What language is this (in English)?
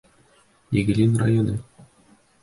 Bashkir